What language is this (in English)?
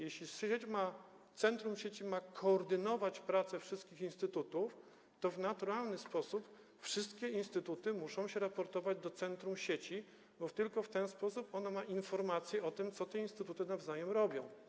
Polish